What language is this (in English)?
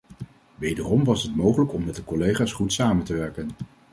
Dutch